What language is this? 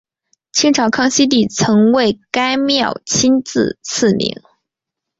Chinese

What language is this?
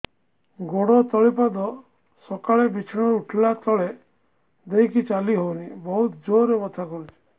Odia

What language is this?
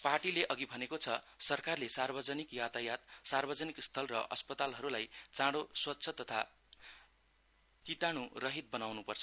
Nepali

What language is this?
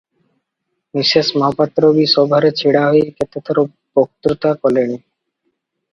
Odia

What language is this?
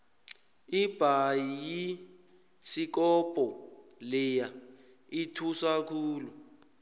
South Ndebele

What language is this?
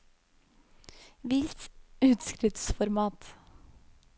Norwegian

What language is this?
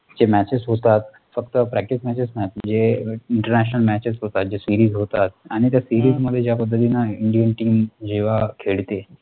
Marathi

